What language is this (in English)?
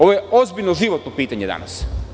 Serbian